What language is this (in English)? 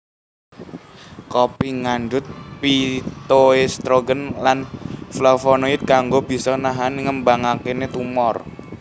Javanese